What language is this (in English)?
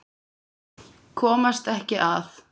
Icelandic